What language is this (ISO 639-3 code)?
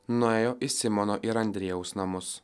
lit